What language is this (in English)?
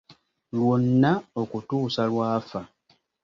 Ganda